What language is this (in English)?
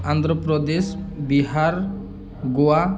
Odia